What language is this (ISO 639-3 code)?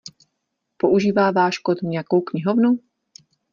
ces